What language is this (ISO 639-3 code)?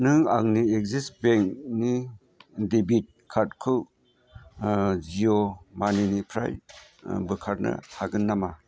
brx